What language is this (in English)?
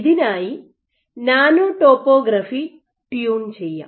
Malayalam